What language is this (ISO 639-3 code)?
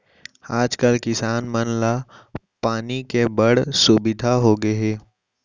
hne